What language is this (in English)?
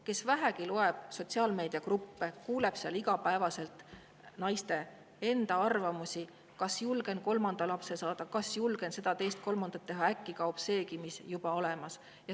Estonian